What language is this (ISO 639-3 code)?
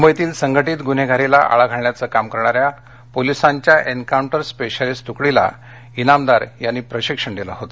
mar